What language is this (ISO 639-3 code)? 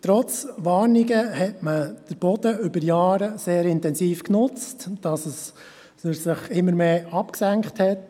gsw